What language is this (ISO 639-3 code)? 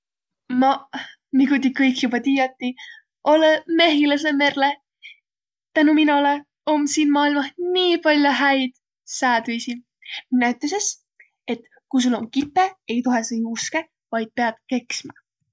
vro